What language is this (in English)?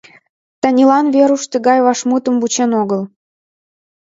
Mari